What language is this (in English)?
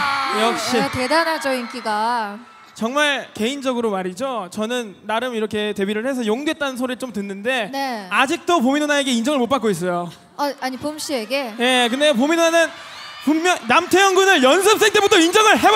Korean